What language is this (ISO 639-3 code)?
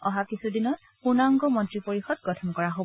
asm